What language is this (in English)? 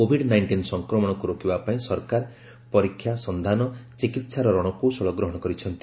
Odia